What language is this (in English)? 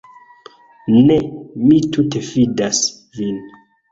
Esperanto